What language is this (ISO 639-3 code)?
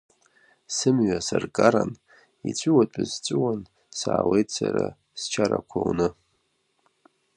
abk